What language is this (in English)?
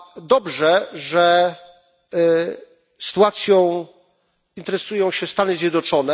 Polish